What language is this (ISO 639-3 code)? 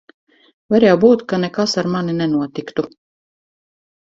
lav